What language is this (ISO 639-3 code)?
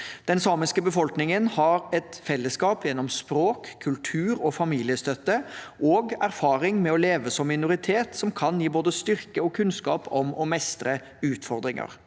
nor